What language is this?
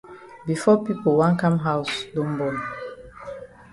Cameroon Pidgin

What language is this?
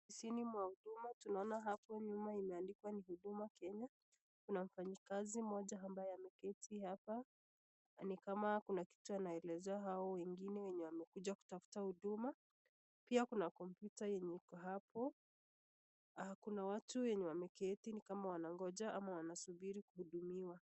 Swahili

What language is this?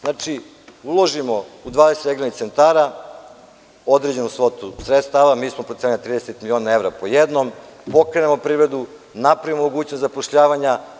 Serbian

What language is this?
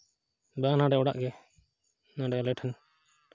Santali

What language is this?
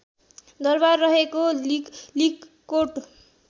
Nepali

